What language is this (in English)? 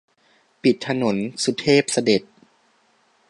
Thai